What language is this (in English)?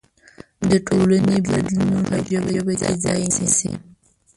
Pashto